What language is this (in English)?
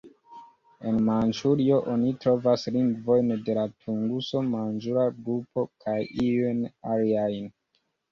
Esperanto